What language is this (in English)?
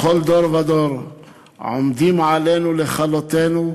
Hebrew